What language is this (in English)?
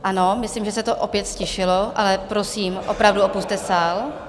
Czech